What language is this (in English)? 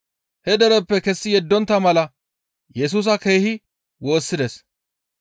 Gamo